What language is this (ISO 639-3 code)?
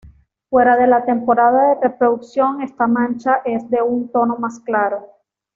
spa